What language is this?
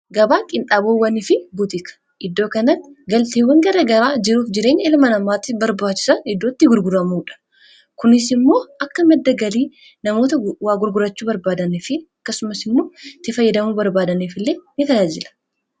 Oromo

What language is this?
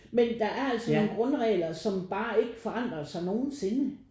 Danish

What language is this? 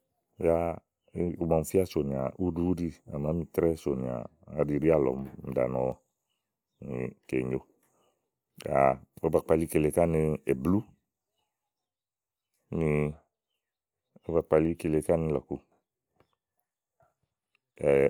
Igo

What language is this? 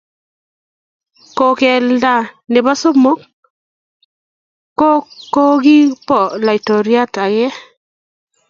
Kalenjin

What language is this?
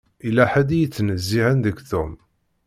Kabyle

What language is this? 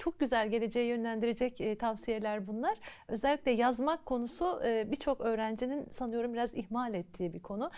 Turkish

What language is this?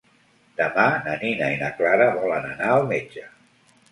Catalan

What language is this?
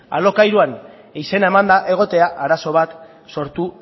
Basque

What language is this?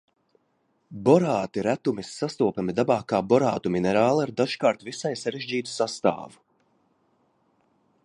Latvian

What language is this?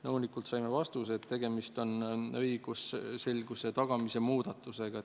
Estonian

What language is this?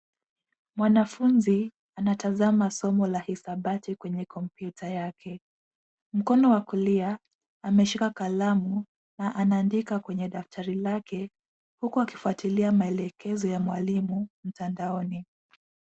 Swahili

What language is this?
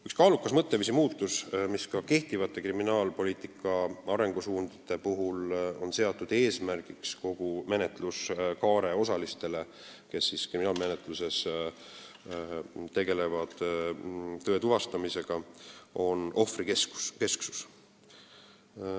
Estonian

